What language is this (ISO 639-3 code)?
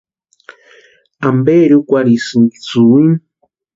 pua